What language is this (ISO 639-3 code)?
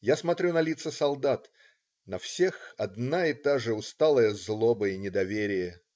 rus